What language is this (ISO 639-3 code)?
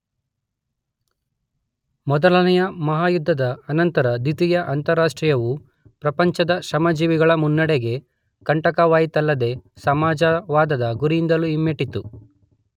kan